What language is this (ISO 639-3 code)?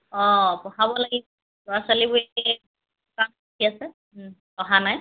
asm